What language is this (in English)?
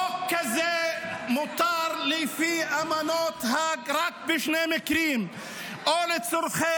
Hebrew